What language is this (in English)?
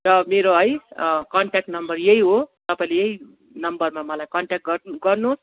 Nepali